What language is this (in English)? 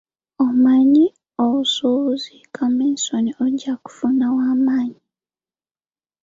Ganda